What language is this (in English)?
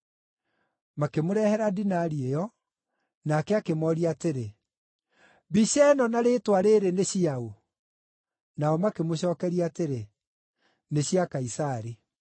Kikuyu